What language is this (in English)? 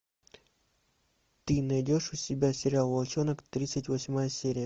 Russian